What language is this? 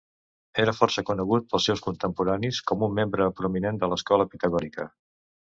Catalan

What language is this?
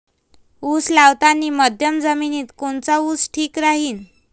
Marathi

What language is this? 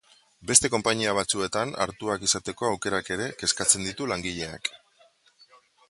Basque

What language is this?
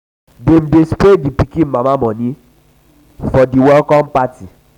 Nigerian Pidgin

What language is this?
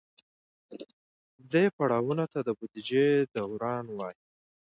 Pashto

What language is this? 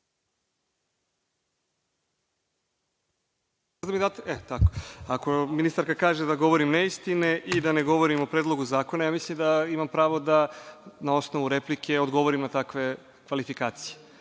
Serbian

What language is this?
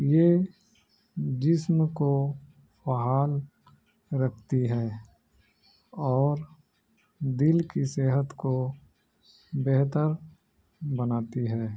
Urdu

